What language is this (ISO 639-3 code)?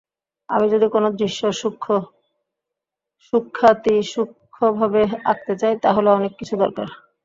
ben